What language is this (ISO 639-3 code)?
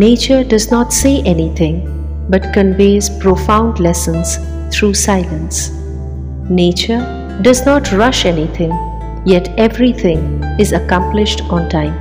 hin